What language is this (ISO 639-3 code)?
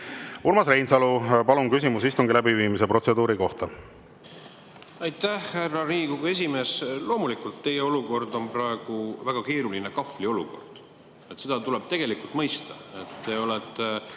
est